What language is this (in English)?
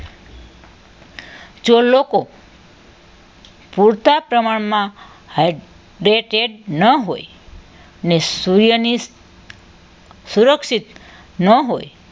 Gujarati